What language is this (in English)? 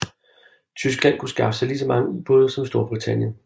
Danish